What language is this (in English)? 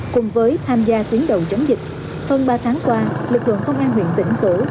Vietnamese